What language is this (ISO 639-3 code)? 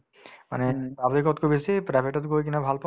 asm